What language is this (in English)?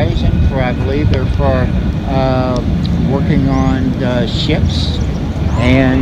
English